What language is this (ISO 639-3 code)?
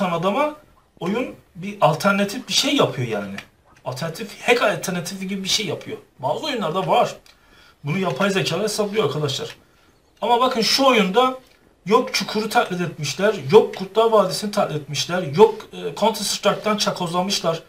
tur